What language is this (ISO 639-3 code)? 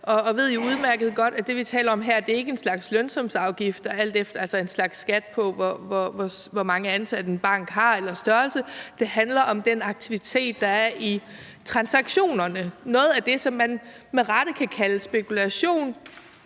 dan